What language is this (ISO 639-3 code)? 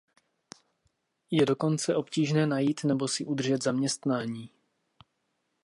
ces